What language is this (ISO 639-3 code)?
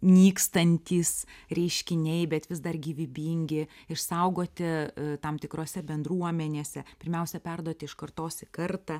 lit